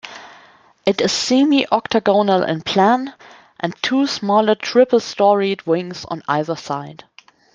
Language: English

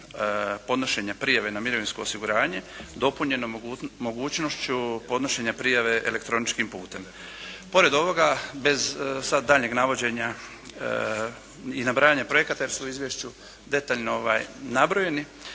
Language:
Croatian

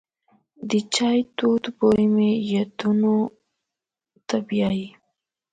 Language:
Pashto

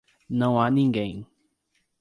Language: Portuguese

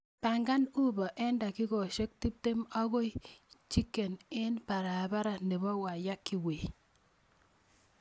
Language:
Kalenjin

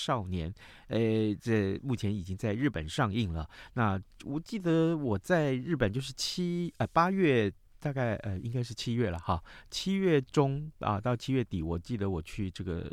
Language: Chinese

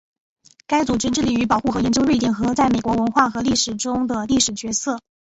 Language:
Chinese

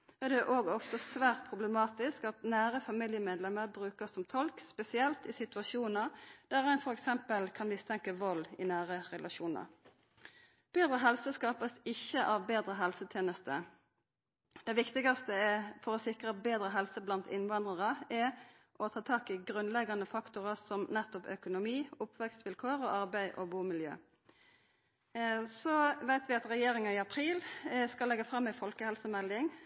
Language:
Norwegian Nynorsk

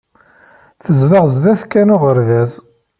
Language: Kabyle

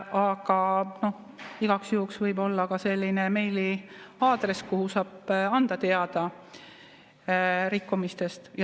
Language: Estonian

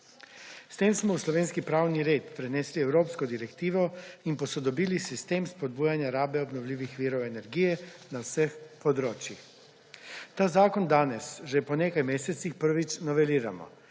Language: Slovenian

